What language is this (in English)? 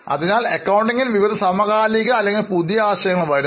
Malayalam